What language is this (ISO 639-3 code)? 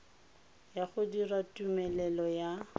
tsn